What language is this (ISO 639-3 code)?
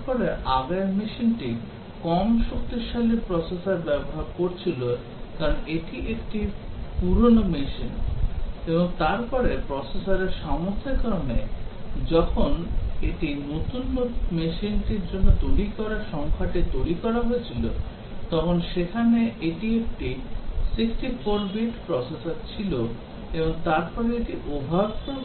ben